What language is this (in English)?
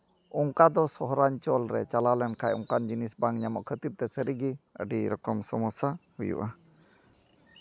Santali